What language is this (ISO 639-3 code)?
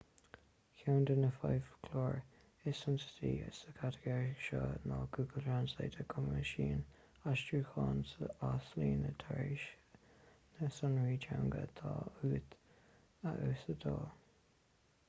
gle